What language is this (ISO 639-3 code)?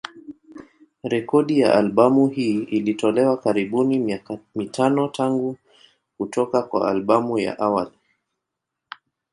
swa